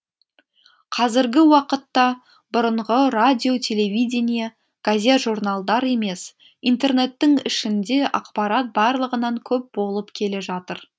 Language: Kazakh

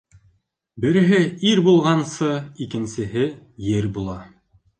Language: Bashkir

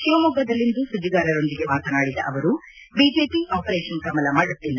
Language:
Kannada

